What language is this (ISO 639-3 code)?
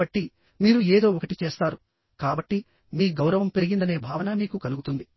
tel